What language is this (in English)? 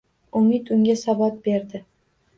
Uzbek